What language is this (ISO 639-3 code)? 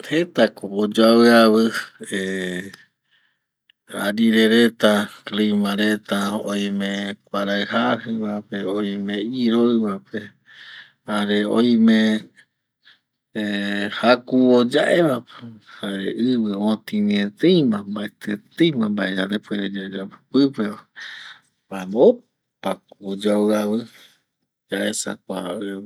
gui